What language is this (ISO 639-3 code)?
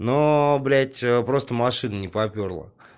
rus